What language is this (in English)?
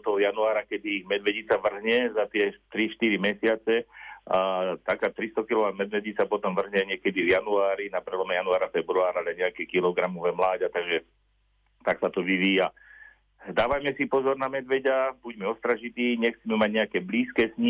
Slovak